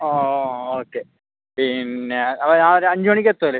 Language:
Malayalam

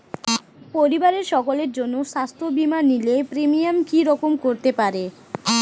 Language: Bangla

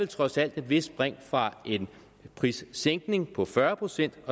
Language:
Danish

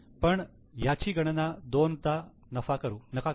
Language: Marathi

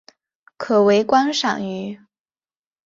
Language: Chinese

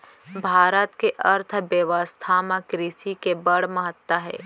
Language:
Chhattisgarhi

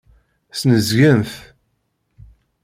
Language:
Kabyle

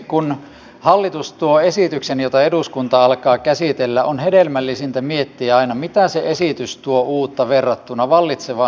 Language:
Finnish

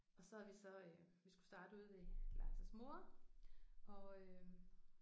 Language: Danish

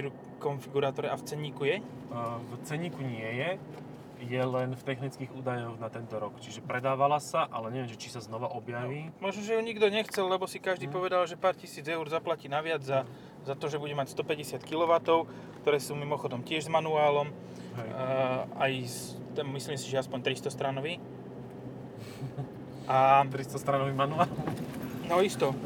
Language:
Slovak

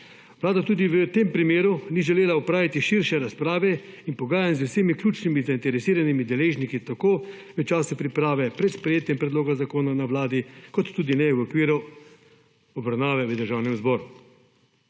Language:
Slovenian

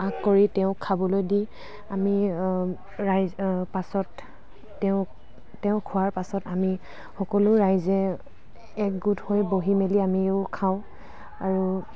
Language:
Assamese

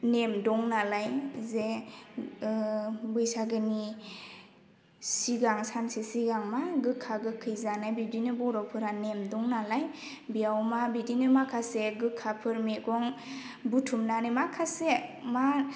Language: Bodo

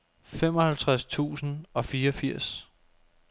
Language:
Danish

